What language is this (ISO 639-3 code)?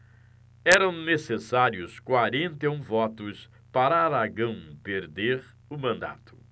por